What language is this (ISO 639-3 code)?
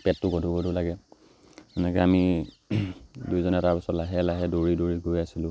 asm